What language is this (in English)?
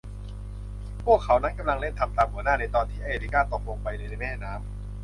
Thai